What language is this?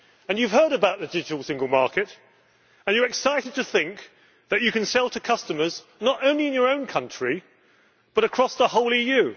English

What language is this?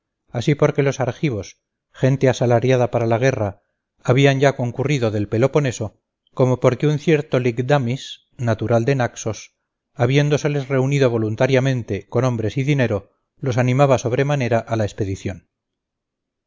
Spanish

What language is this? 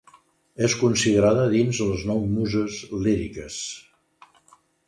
Catalan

